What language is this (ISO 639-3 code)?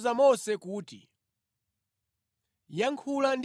nya